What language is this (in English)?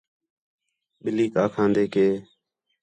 Khetrani